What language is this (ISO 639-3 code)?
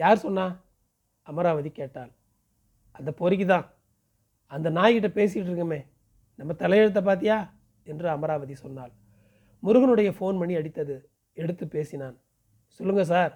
tam